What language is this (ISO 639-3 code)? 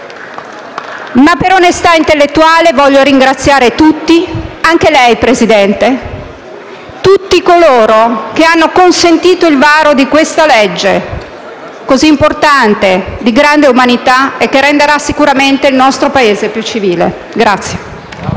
ita